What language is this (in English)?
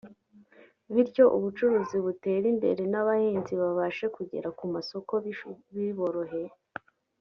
Kinyarwanda